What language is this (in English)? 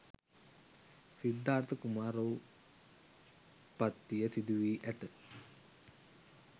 Sinhala